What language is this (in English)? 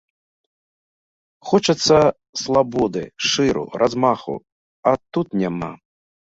Belarusian